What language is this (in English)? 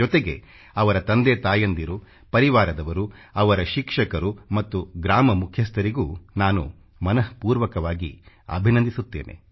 Kannada